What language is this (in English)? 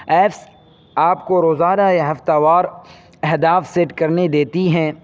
Urdu